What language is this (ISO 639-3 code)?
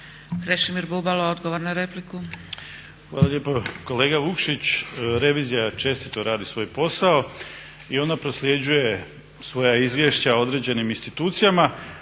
hrv